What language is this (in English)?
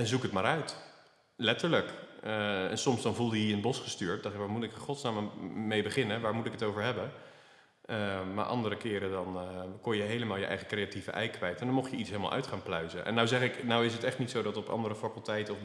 Dutch